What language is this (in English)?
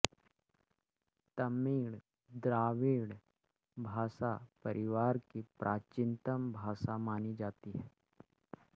Hindi